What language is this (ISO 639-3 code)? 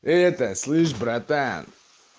rus